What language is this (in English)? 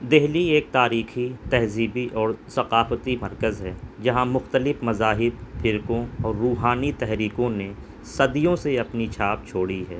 Urdu